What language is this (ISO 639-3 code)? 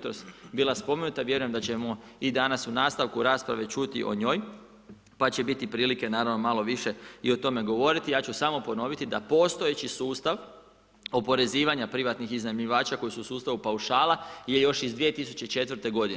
hrv